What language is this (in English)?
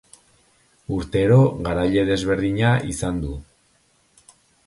Basque